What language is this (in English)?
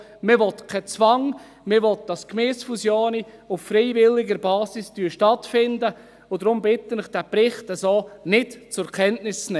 Swiss German